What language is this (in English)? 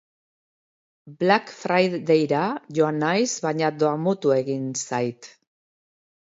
Basque